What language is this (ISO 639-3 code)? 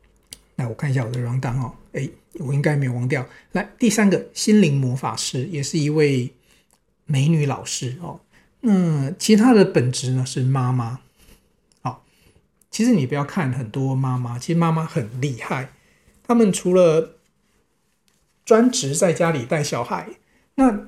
zho